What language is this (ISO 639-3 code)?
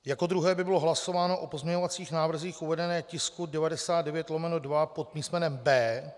ces